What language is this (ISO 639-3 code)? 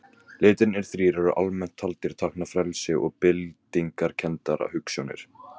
isl